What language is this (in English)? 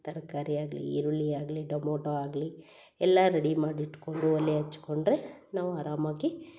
Kannada